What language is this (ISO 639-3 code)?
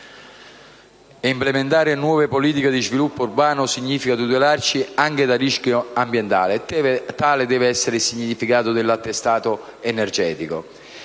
ita